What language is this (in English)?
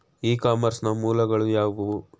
Kannada